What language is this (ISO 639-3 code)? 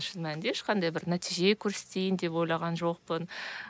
kaz